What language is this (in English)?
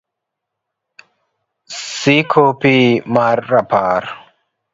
Luo (Kenya and Tanzania)